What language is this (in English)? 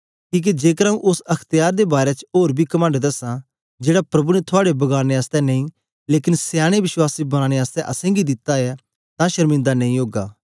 Dogri